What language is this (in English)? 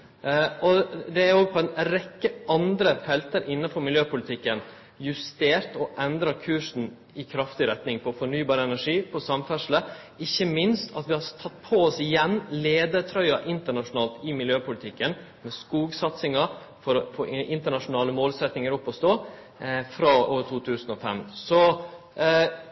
Norwegian Nynorsk